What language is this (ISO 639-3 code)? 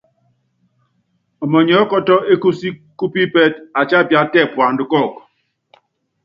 yav